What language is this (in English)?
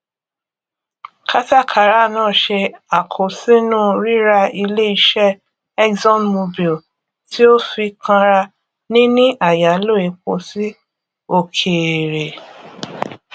Yoruba